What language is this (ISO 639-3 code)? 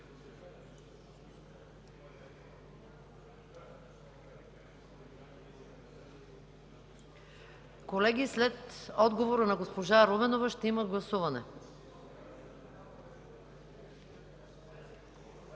bul